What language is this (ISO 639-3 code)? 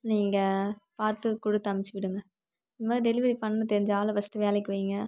tam